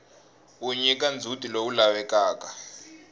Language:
Tsonga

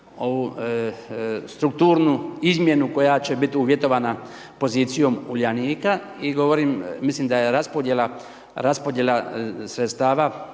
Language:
Croatian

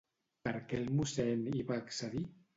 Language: Catalan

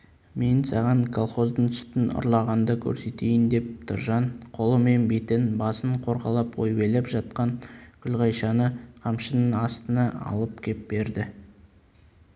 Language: Kazakh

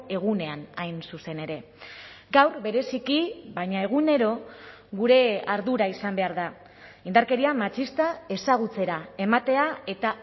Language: Basque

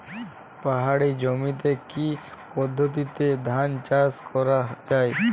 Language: Bangla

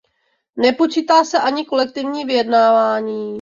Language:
Czech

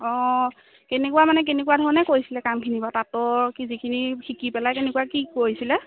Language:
Assamese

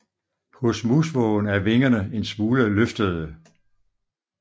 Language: Danish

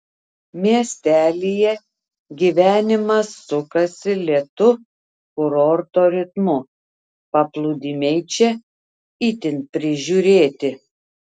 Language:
Lithuanian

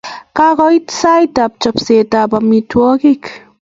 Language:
Kalenjin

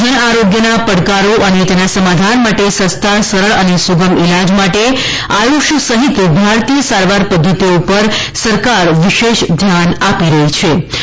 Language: Gujarati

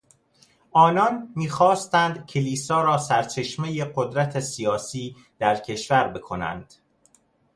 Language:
Persian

